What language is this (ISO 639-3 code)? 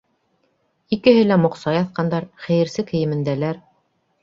bak